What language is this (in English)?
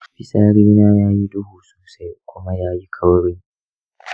Hausa